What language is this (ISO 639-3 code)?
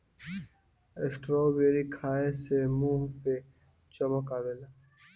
bho